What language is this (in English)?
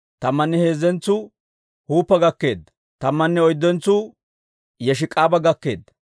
Dawro